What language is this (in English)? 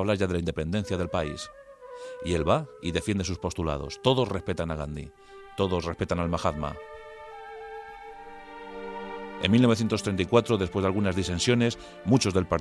Spanish